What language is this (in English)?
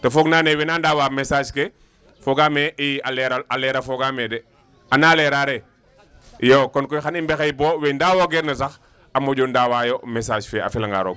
Wolof